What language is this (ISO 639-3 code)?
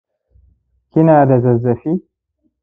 hau